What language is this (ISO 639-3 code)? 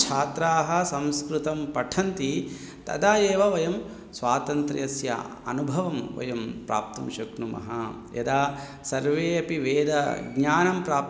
san